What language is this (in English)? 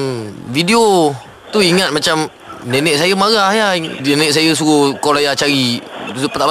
Malay